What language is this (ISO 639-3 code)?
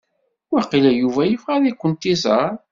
kab